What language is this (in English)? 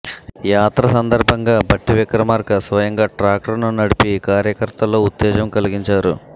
Telugu